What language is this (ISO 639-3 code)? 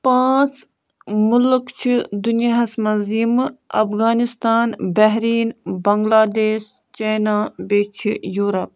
kas